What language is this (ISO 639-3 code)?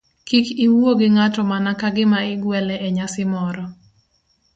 luo